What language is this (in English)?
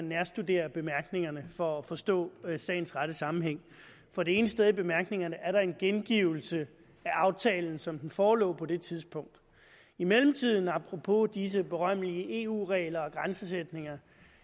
Danish